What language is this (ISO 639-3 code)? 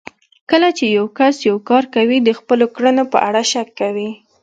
pus